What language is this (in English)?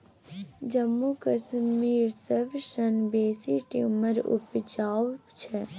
Maithili